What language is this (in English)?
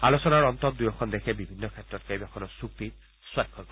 Assamese